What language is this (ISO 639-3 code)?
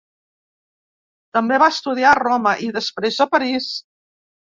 cat